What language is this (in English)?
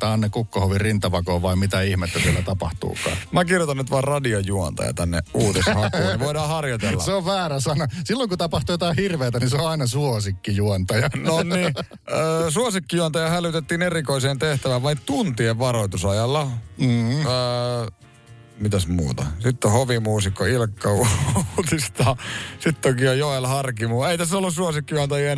Finnish